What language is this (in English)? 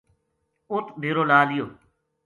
Gujari